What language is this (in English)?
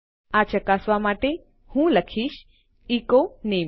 Gujarati